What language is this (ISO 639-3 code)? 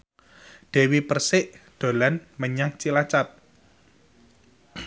jav